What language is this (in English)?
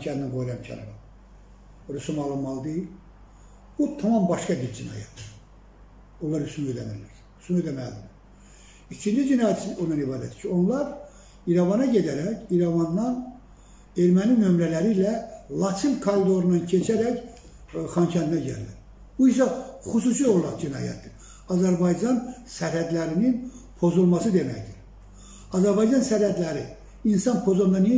Turkish